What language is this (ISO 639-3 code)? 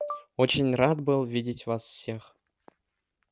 rus